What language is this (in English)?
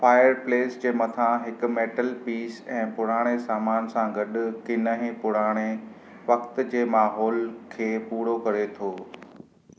Sindhi